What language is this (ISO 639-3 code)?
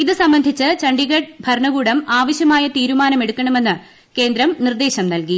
mal